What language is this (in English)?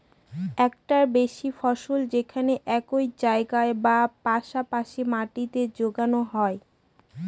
Bangla